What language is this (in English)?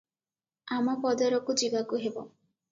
Odia